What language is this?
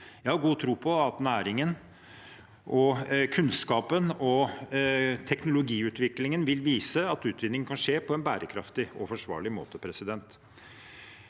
Norwegian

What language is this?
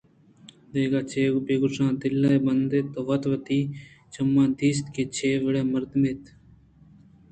Eastern Balochi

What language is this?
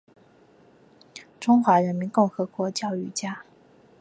Chinese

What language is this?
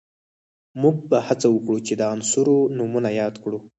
Pashto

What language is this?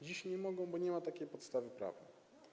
Polish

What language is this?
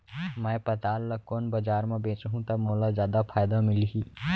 Chhattisgarhi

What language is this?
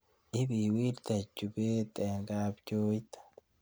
Kalenjin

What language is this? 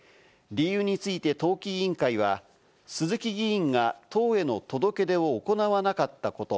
Japanese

